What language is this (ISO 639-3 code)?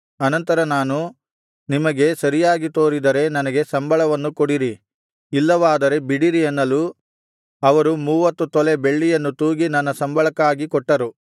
kan